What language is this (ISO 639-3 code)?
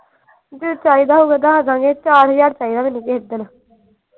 pan